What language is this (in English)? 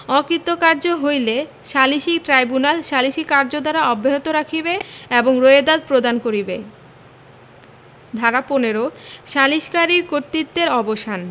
Bangla